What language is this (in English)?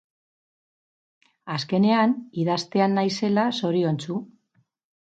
Basque